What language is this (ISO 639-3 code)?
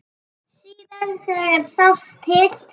isl